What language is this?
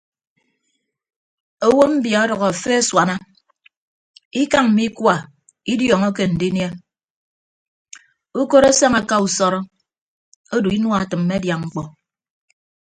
Ibibio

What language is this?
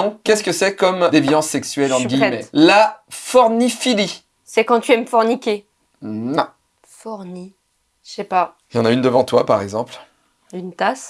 French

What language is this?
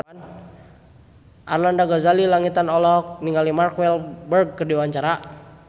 Sundanese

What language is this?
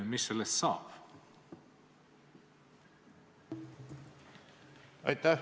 Estonian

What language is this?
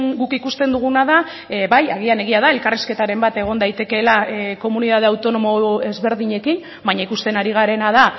Basque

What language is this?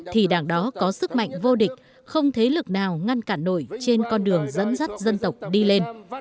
Vietnamese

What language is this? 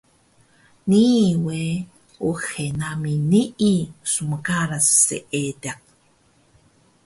Taroko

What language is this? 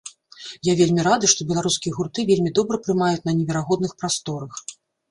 Belarusian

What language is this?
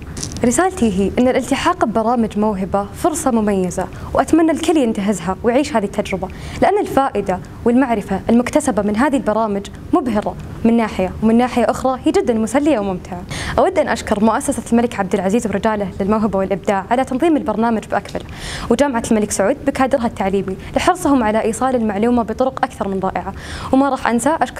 Arabic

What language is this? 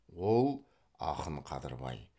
Kazakh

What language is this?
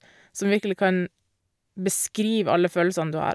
Norwegian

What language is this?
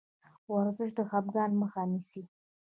Pashto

